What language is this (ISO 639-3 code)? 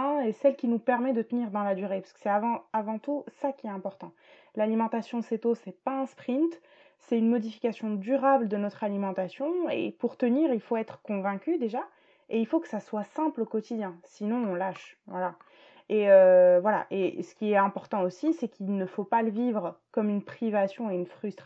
fra